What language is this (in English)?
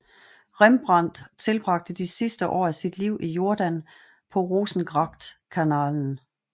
Danish